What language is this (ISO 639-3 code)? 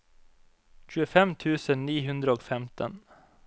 nor